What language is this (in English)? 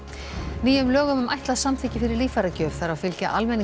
Icelandic